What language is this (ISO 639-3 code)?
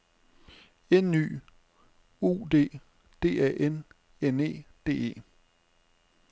dan